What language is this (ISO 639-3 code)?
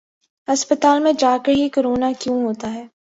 urd